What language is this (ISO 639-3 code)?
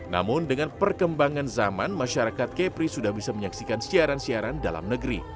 ind